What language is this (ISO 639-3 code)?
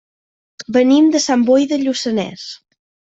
cat